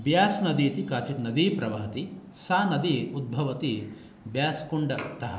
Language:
Sanskrit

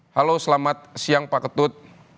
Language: Indonesian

